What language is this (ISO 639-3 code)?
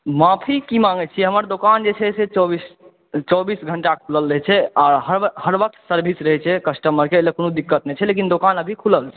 mai